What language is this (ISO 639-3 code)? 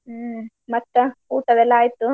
kan